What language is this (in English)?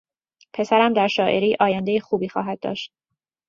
Persian